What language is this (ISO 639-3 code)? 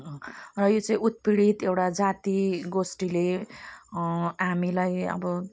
nep